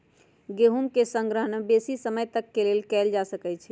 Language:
Magahi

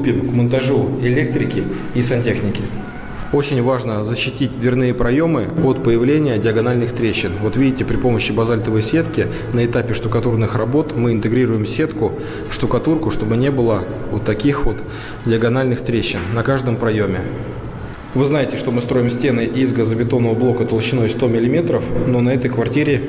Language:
Russian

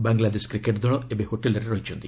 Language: Odia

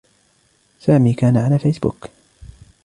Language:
Arabic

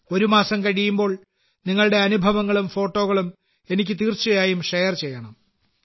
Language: Malayalam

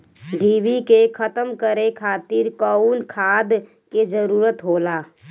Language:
Bhojpuri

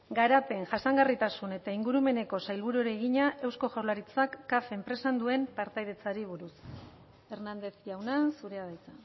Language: Basque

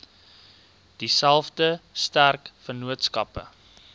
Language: Afrikaans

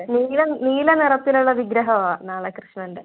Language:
Malayalam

